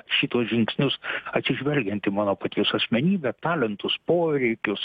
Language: Lithuanian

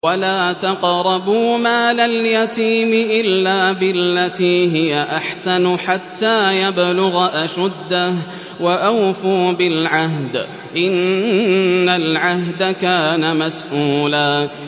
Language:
Arabic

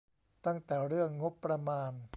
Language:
Thai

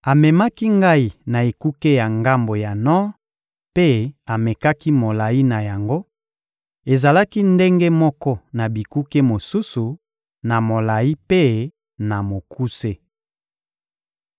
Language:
Lingala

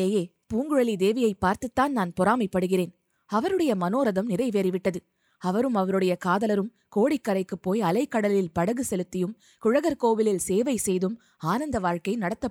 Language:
Tamil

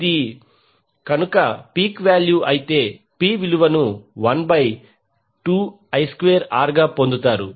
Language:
Telugu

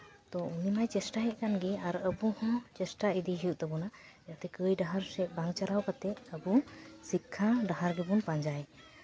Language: Santali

